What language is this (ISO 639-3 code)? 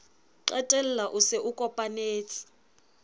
sot